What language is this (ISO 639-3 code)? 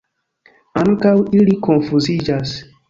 epo